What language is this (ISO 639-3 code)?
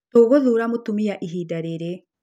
kik